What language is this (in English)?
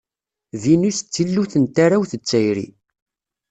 Kabyle